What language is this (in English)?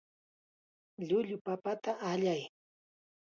Chiquián Ancash Quechua